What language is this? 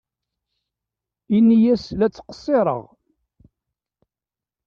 Kabyle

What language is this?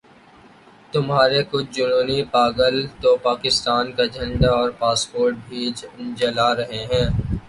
Urdu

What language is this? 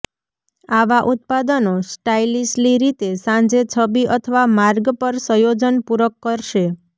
Gujarati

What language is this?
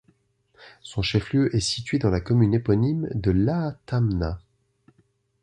French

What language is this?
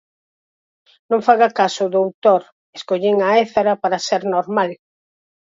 Galician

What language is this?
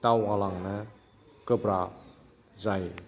Bodo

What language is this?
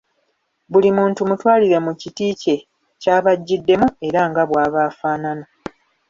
Ganda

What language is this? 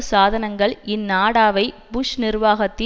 Tamil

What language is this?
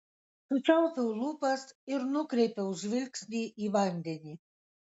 Lithuanian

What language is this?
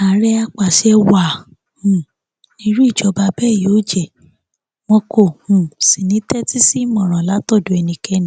Yoruba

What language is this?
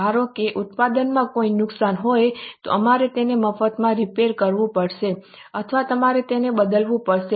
Gujarati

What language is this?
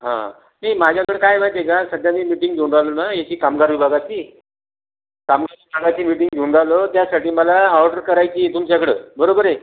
Marathi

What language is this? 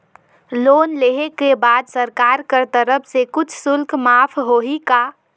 Chhattisgarhi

